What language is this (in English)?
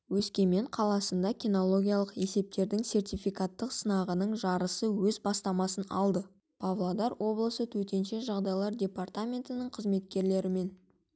Kazakh